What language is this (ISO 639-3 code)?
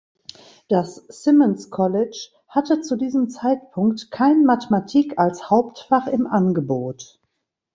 deu